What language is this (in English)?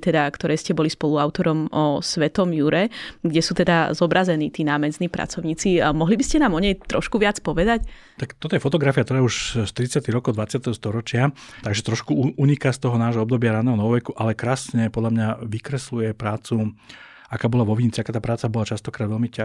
Slovak